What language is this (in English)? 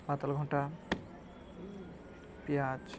Odia